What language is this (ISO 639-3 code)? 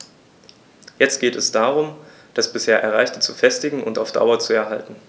deu